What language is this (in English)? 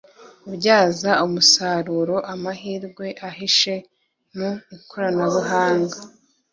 Kinyarwanda